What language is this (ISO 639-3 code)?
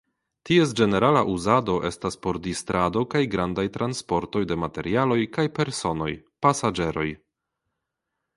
epo